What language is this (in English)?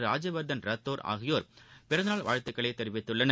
Tamil